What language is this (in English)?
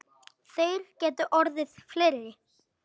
Icelandic